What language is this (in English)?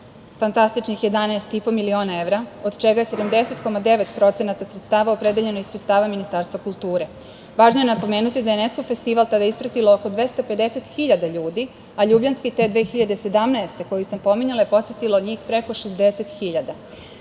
Serbian